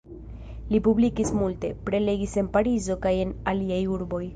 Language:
Esperanto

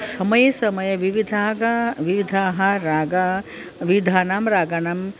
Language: Sanskrit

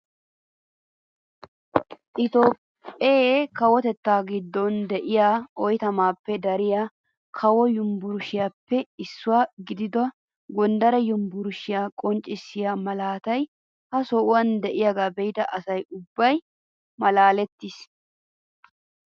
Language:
Wolaytta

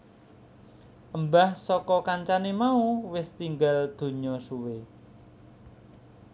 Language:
Javanese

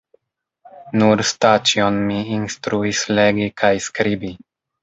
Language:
Esperanto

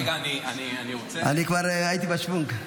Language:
Hebrew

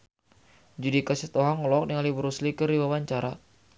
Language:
Sundanese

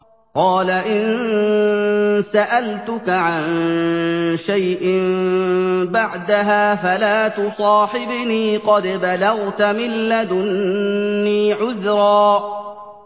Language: Arabic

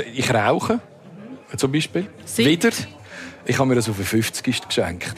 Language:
German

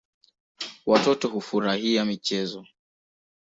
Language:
Swahili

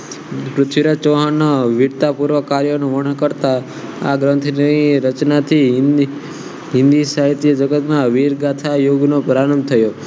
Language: Gujarati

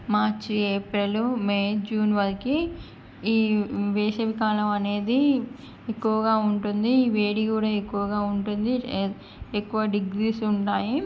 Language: Telugu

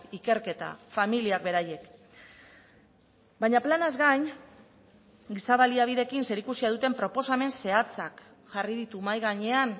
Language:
Basque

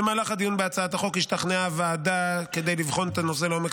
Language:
Hebrew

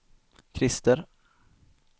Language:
Swedish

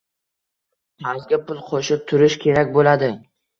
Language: Uzbek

